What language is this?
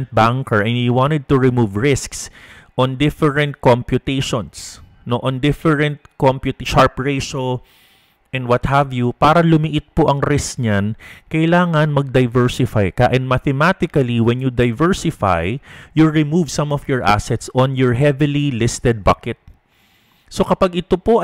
Filipino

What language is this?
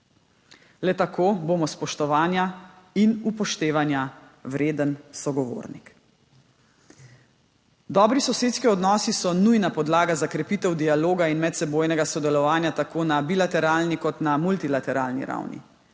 Slovenian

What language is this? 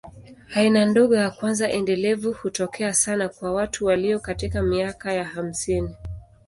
Swahili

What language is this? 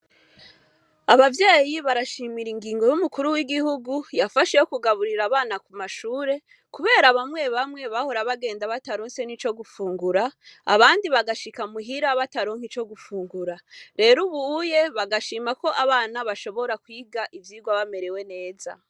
Rundi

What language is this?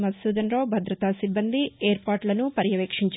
Telugu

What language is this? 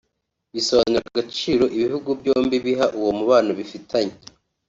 Kinyarwanda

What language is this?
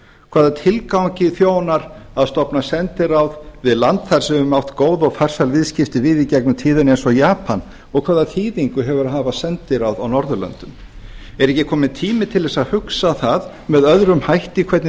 Icelandic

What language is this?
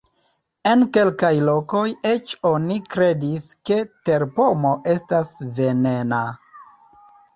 Esperanto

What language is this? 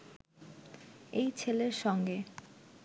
Bangla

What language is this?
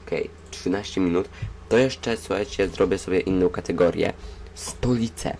Polish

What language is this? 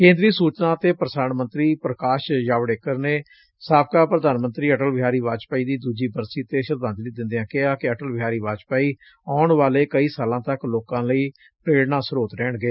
Punjabi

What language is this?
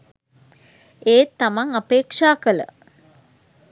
Sinhala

